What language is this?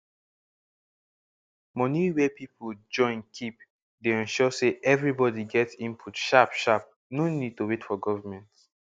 Nigerian Pidgin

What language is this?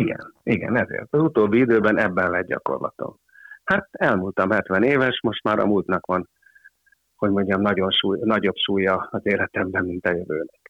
Hungarian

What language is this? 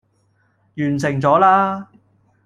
Cantonese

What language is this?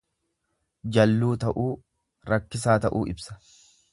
Oromo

